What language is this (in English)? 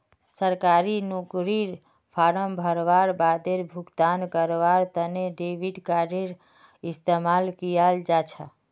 Magahi